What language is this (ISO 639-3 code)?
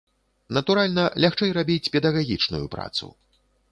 bel